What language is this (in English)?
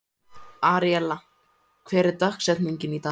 Icelandic